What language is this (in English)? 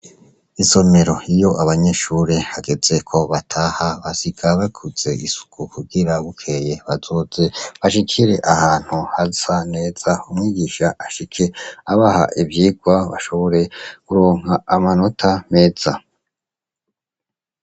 Rundi